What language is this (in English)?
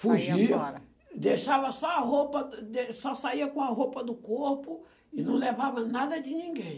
Portuguese